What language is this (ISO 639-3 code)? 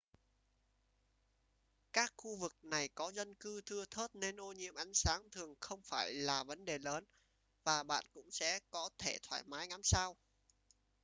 vie